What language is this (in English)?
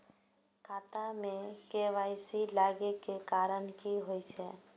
Maithili